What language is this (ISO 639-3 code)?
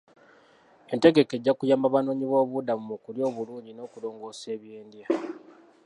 lug